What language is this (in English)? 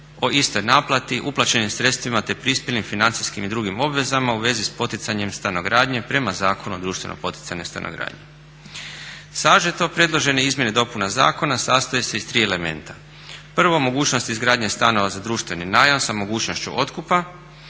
Croatian